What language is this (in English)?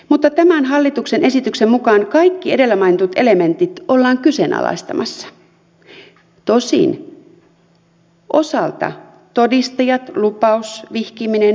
Finnish